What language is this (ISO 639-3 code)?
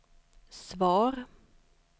swe